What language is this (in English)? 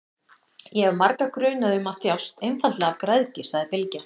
Icelandic